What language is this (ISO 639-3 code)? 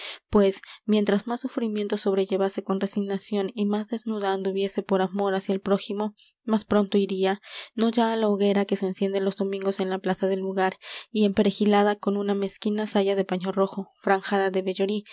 spa